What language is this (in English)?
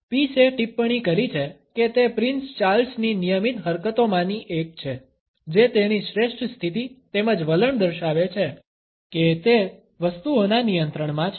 Gujarati